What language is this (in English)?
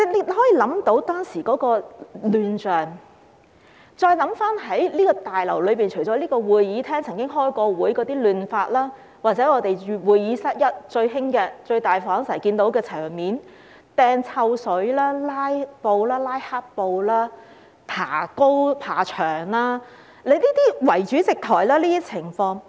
Cantonese